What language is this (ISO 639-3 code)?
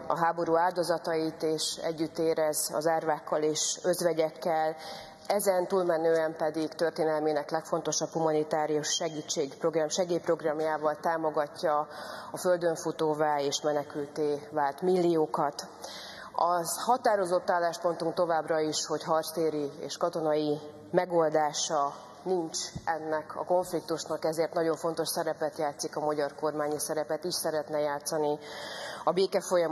hun